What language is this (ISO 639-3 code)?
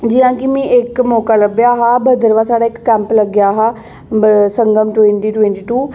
doi